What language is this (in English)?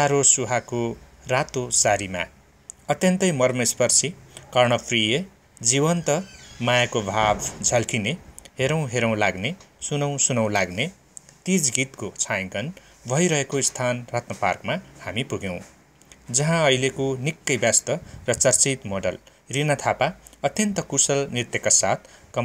Indonesian